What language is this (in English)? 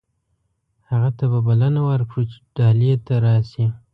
Pashto